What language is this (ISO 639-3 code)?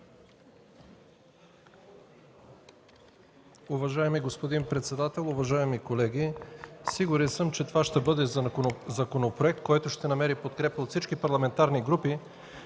bul